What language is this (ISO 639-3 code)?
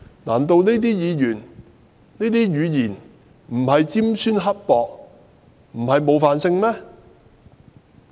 yue